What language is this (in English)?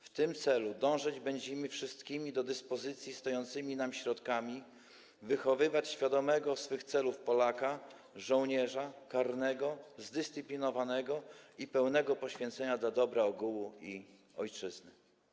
Polish